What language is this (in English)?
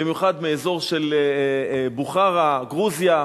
Hebrew